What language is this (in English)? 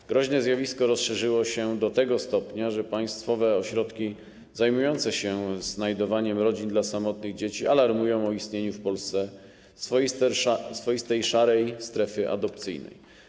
Polish